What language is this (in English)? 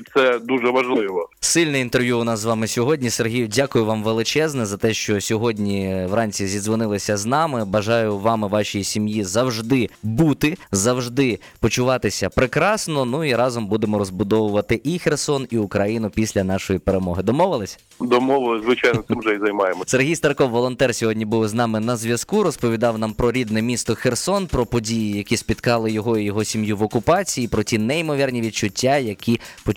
Ukrainian